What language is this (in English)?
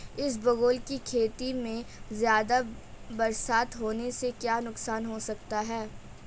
Hindi